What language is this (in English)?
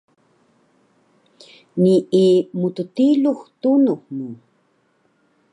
Taroko